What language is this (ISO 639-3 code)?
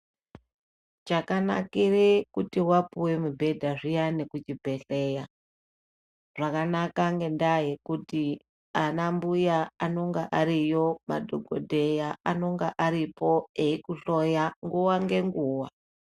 ndc